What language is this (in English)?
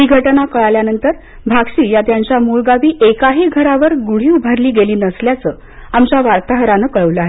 Marathi